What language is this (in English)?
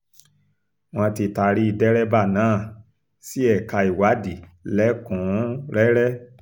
Yoruba